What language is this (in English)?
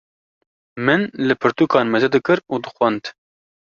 Kurdish